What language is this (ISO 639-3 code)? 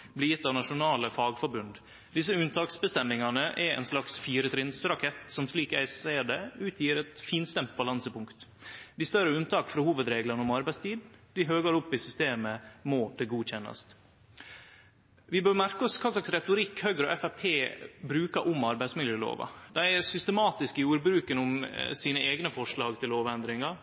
nno